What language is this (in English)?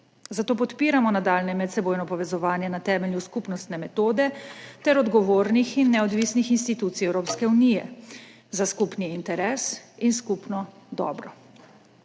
Slovenian